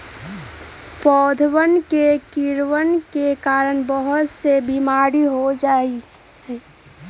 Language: Magahi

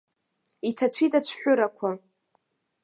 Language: Abkhazian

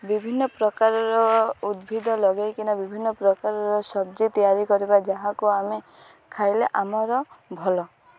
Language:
Odia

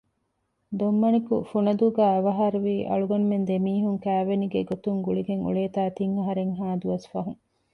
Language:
Divehi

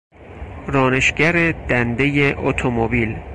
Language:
Persian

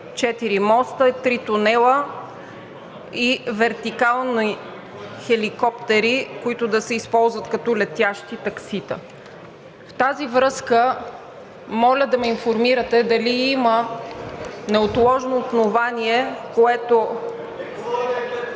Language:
Bulgarian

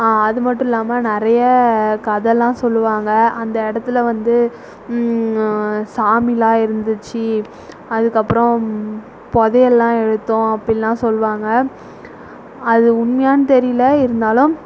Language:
Tamil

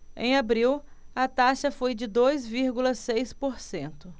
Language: Portuguese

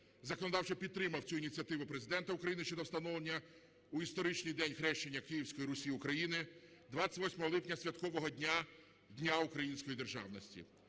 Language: Ukrainian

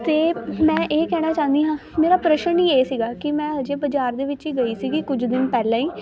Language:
Punjabi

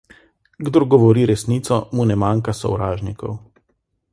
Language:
Slovenian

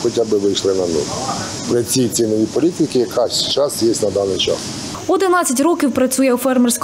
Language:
Ukrainian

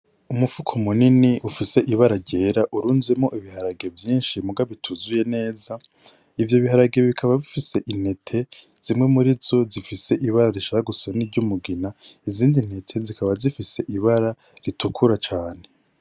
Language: Rundi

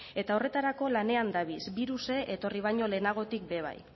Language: Basque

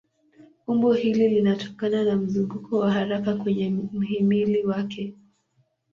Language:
Swahili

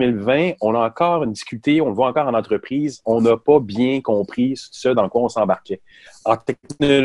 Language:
French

